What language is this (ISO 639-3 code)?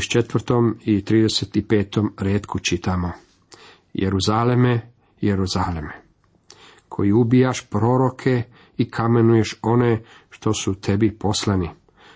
hrv